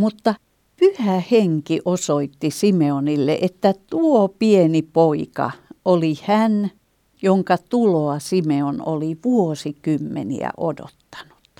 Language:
Finnish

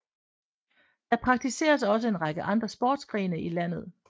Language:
Danish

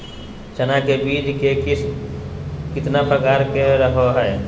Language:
Magahi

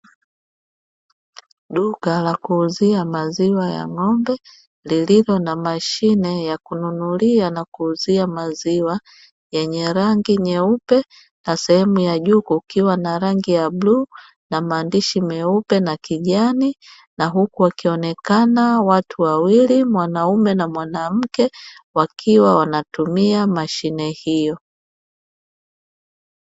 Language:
Swahili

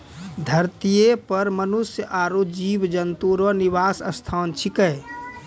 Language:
Maithili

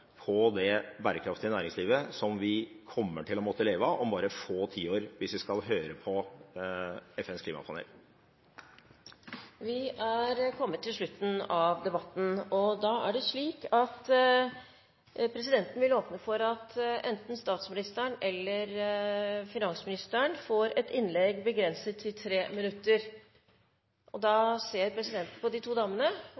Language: Norwegian Bokmål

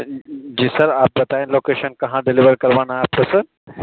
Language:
Urdu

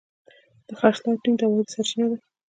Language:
Pashto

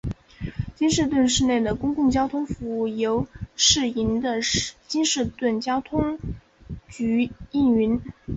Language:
Chinese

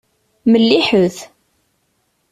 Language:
Kabyle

